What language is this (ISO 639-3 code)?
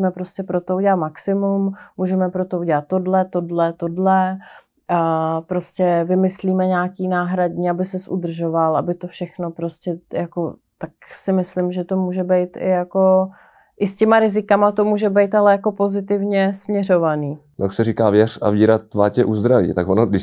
ces